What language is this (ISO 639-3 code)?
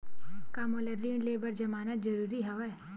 hne